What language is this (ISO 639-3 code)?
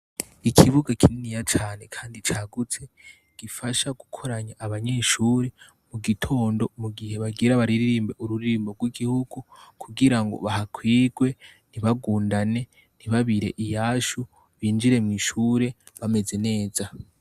run